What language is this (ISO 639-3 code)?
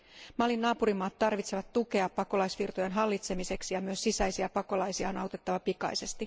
fin